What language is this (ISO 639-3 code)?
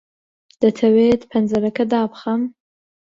ckb